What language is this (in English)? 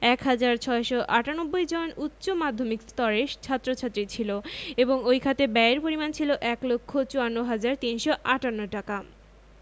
Bangla